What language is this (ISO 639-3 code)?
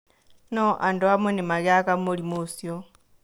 kik